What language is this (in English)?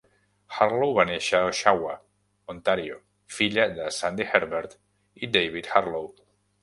Catalan